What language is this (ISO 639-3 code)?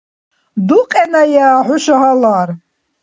dar